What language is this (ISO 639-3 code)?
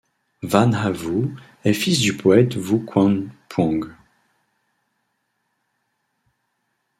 fra